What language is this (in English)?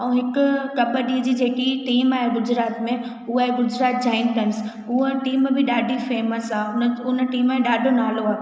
Sindhi